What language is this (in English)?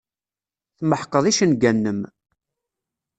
Kabyle